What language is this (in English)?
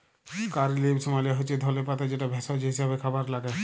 Bangla